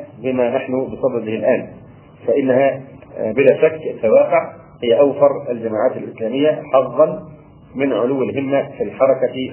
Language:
Arabic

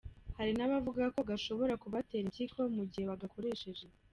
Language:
Kinyarwanda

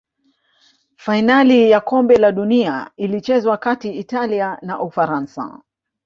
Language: Swahili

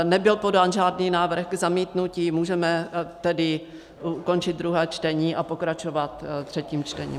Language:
Czech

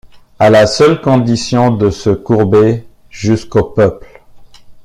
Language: French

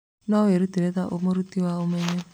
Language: Kikuyu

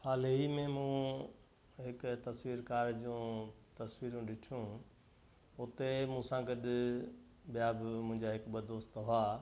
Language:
Sindhi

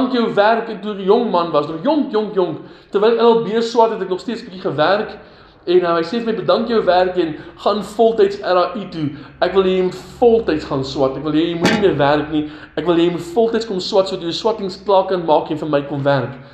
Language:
Dutch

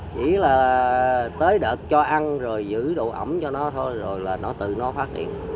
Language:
Vietnamese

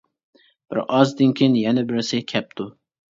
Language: Uyghur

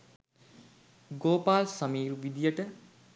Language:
Sinhala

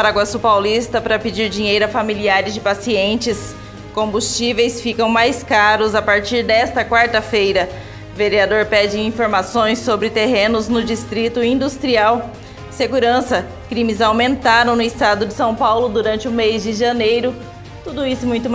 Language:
Portuguese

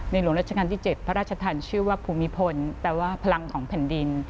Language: Thai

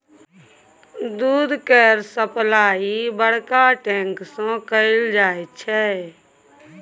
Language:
Maithili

